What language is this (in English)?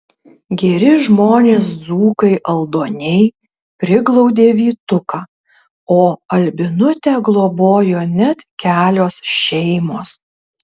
Lithuanian